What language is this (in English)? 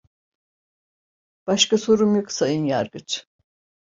Turkish